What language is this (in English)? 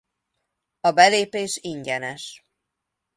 Hungarian